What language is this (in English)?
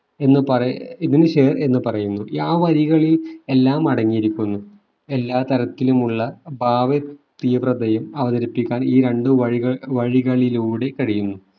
Malayalam